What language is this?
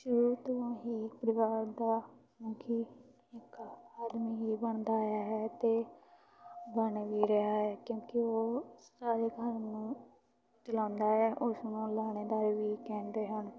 Punjabi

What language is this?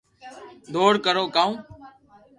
Loarki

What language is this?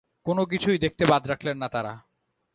Bangla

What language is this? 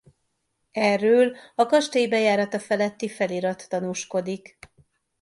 Hungarian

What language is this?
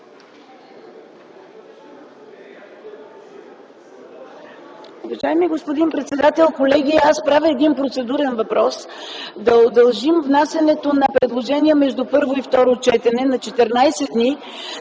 Bulgarian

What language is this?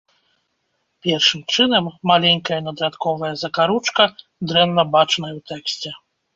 Belarusian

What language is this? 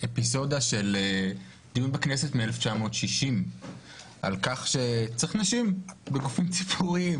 Hebrew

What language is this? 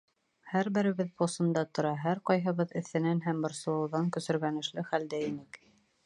Bashkir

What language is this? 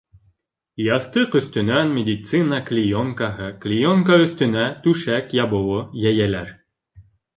Bashkir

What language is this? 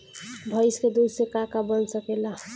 Bhojpuri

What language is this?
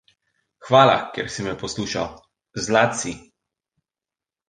Slovenian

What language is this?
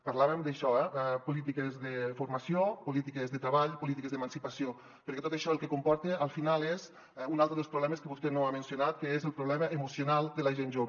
Catalan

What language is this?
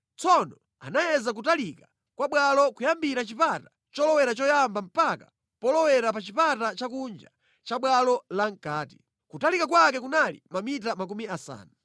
Nyanja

